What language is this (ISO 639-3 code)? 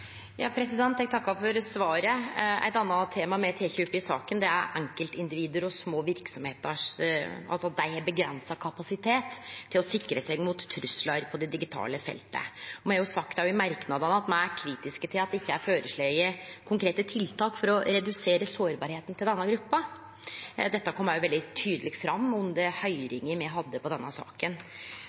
nor